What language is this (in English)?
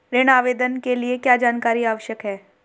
Hindi